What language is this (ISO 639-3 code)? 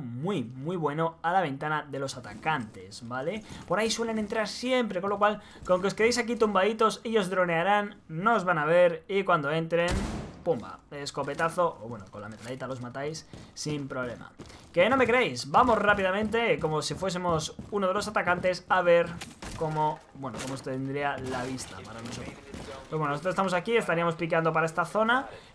spa